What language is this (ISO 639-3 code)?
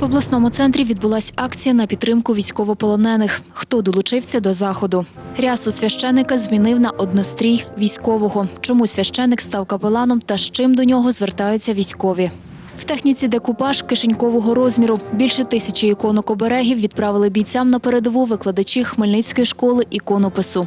ukr